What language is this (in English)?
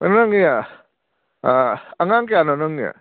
Manipuri